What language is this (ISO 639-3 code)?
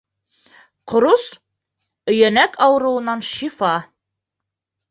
bak